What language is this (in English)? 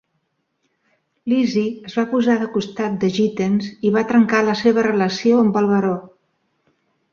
Catalan